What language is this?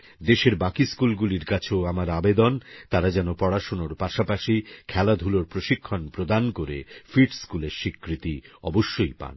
Bangla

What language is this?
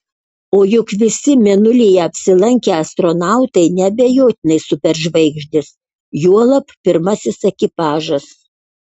Lithuanian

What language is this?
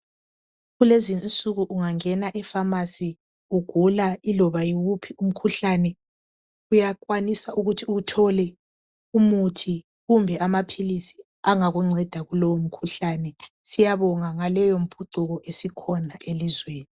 North Ndebele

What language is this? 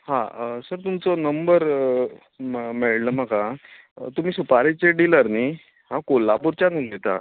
Konkani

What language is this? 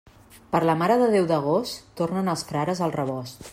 Catalan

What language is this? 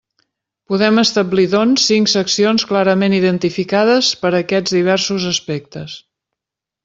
Catalan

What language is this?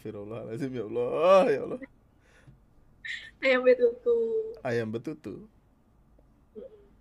Indonesian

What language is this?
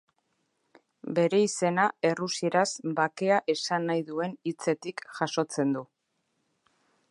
Basque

